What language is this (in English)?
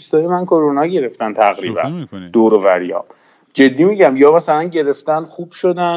Persian